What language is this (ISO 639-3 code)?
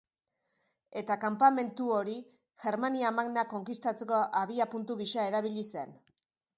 eus